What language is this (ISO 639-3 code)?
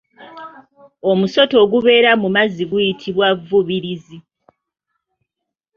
lug